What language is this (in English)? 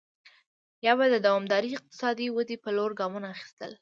Pashto